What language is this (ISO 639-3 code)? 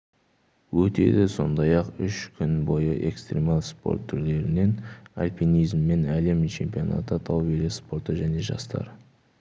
kaz